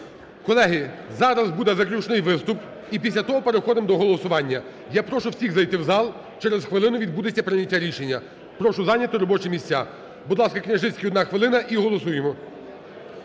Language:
Ukrainian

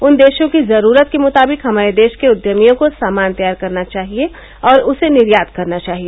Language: Hindi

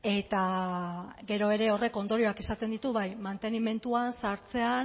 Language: Basque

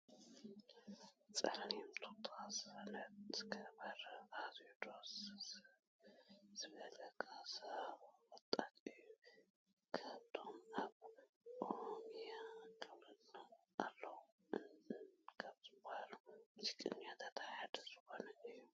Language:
Tigrinya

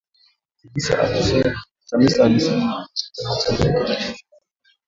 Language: Swahili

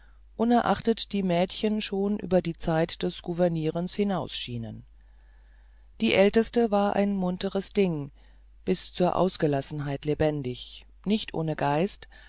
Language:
German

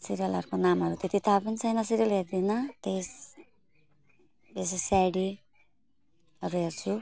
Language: Nepali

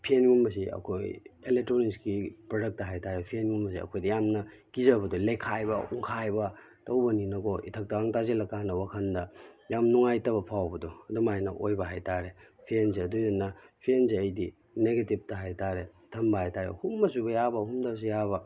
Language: Manipuri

